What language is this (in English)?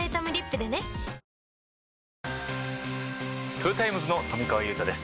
Japanese